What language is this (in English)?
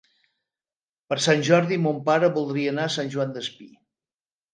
Catalan